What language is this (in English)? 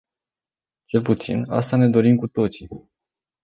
Romanian